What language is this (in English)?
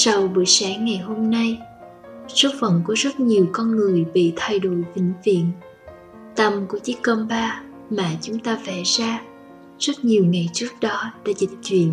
Vietnamese